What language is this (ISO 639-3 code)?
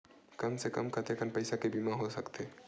hne